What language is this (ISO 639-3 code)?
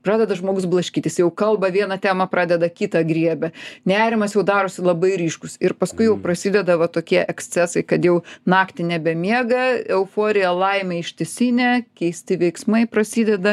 lit